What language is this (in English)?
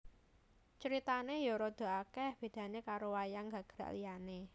Javanese